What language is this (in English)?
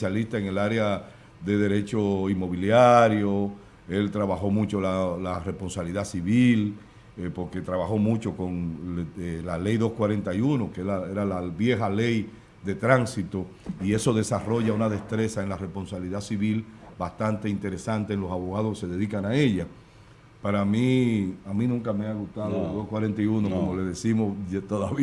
Spanish